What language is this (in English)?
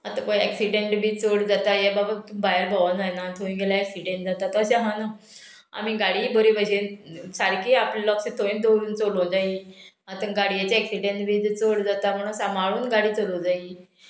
Konkani